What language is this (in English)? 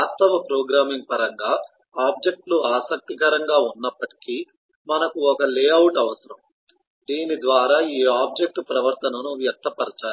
Telugu